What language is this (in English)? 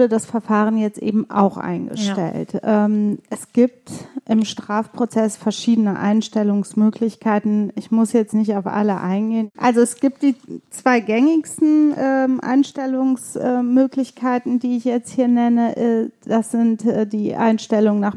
German